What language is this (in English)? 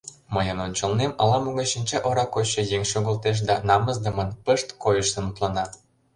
Mari